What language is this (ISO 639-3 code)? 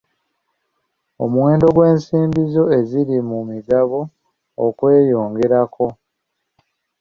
lug